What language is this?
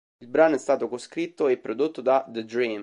Italian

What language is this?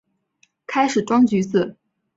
Chinese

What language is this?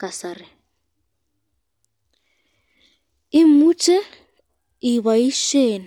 Kalenjin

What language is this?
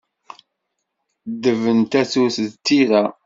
Kabyle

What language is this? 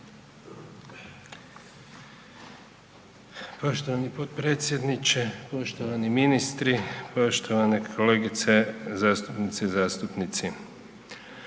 Croatian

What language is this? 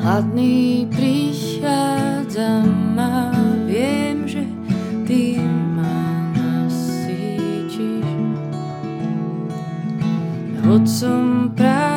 Slovak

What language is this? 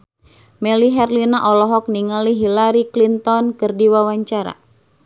Sundanese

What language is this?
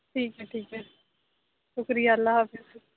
Urdu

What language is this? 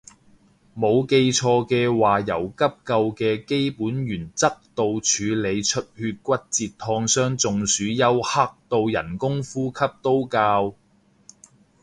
Cantonese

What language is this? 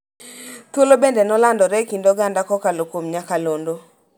Luo (Kenya and Tanzania)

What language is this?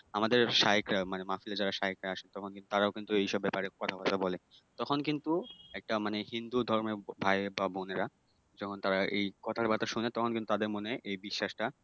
Bangla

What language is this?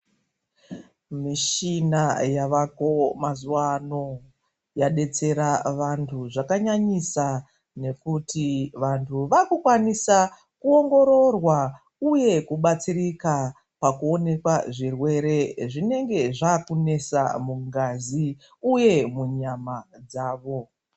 Ndau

